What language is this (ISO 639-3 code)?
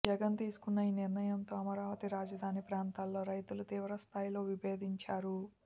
tel